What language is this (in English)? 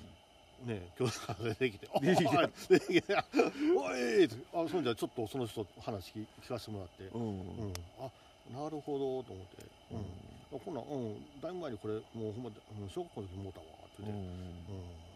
Japanese